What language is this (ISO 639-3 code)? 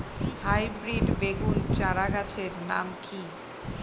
ben